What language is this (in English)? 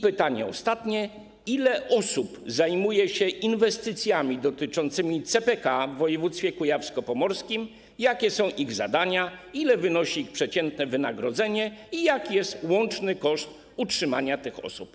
Polish